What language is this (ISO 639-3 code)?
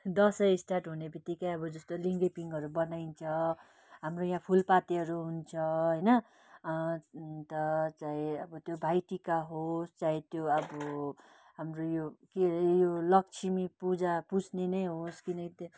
nep